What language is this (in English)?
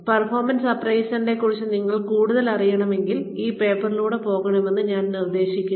Malayalam